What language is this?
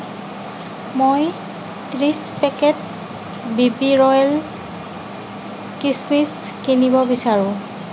Assamese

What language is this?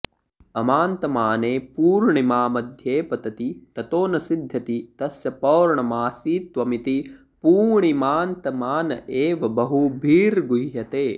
Sanskrit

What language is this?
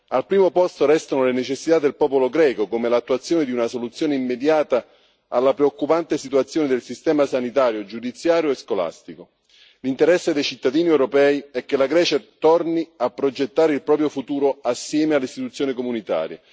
Italian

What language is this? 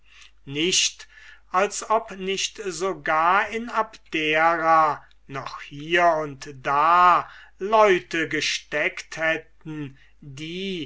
German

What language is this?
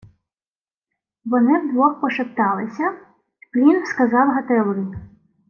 Ukrainian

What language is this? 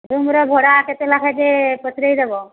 Odia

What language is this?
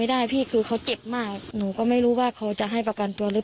Thai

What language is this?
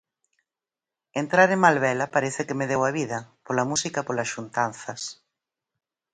Galician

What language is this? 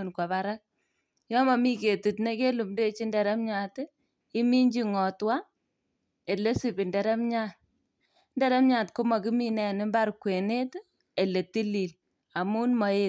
Kalenjin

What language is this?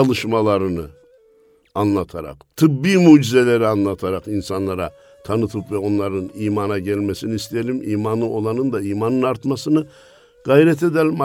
Turkish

